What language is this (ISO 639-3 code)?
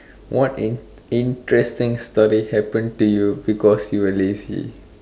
eng